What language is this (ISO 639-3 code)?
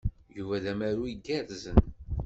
kab